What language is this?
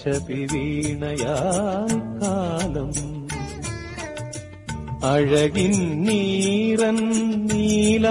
Malayalam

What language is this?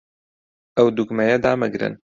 Central Kurdish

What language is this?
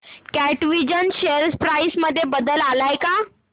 Marathi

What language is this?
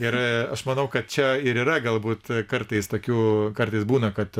Lithuanian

